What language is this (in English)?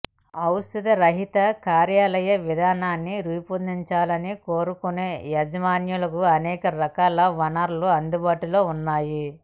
Telugu